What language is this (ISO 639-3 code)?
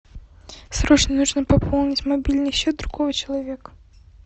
rus